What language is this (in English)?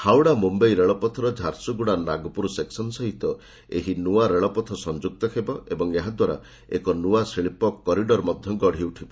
Odia